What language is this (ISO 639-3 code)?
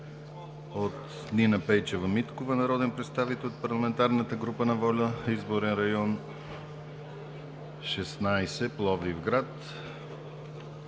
bul